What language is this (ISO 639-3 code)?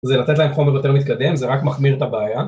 heb